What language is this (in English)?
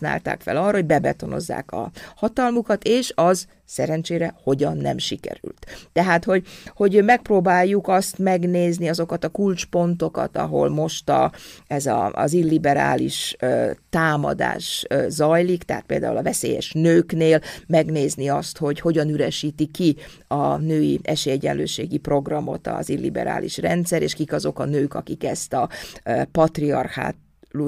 Hungarian